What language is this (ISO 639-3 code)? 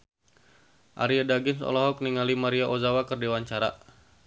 sun